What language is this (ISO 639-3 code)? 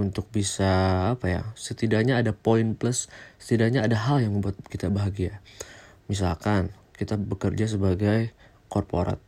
ind